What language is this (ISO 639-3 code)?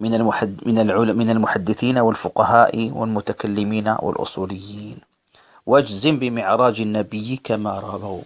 ara